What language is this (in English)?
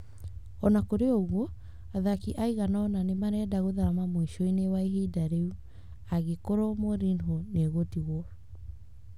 Kikuyu